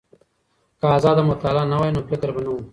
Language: Pashto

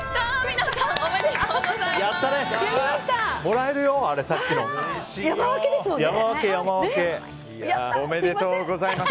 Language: Japanese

